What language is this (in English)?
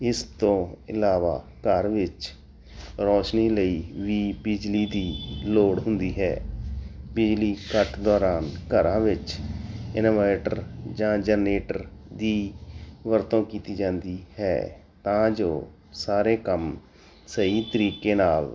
Punjabi